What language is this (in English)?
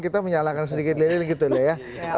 Indonesian